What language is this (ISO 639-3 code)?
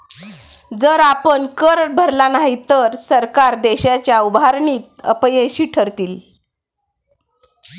mar